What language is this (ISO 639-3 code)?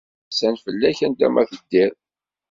kab